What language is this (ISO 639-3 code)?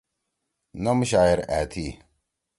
trw